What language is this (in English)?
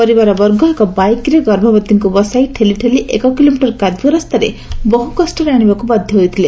Odia